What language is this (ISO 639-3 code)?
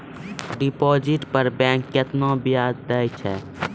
mai